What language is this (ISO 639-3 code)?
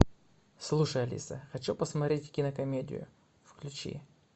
rus